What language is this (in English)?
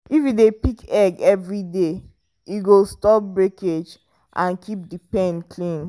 Nigerian Pidgin